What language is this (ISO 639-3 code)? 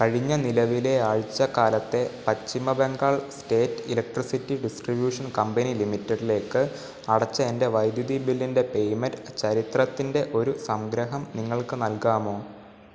mal